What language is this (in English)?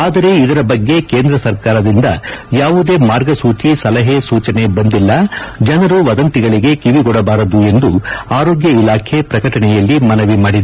Kannada